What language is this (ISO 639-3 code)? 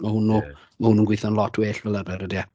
cym